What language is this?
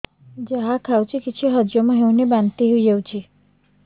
Odia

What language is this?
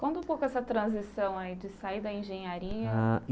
Portuguese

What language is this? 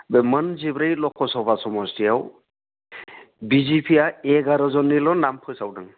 Bodo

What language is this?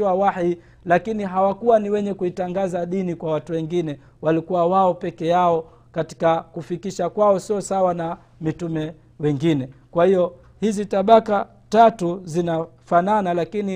Swahili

